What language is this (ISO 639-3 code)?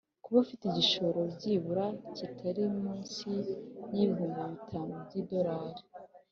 kin